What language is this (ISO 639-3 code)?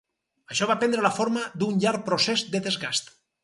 cat